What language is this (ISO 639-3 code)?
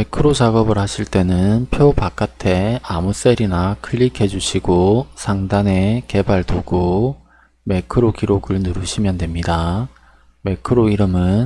kor